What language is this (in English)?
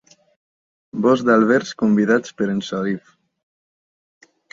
Catalan